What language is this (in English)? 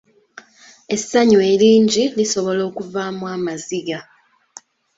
Ganda